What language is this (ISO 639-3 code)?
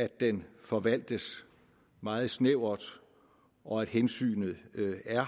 dan